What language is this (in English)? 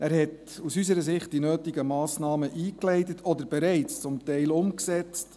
Swiss German